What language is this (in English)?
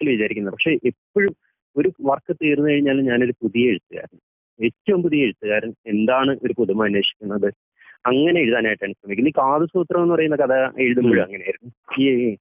Malayalam